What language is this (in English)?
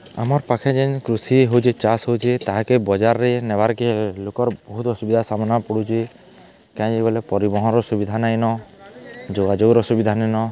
Odia